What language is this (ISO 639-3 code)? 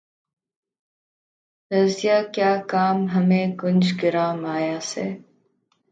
urd